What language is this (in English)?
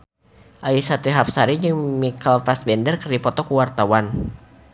Sundanese